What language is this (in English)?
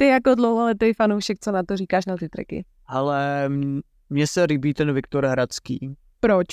Czech